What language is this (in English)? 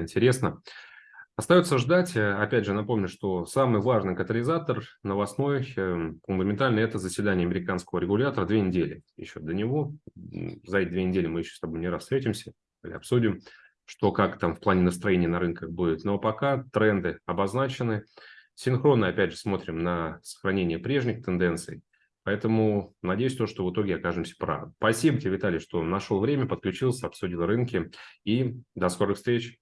Russian